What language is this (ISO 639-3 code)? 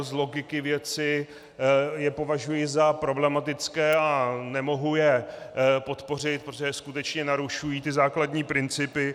ces